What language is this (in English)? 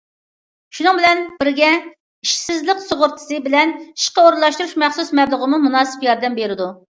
Uyghur